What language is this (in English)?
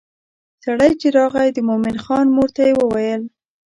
Pashto